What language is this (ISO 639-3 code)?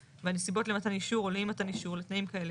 heb